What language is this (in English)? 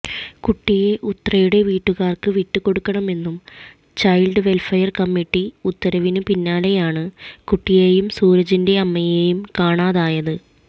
Malayalam